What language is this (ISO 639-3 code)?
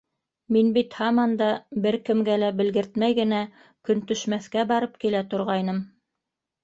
bak